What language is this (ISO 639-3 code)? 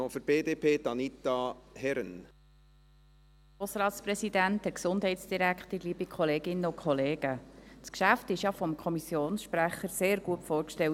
gsw